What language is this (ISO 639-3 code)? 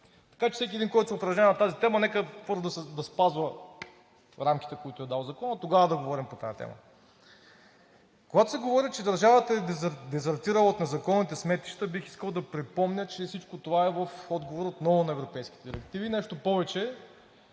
bul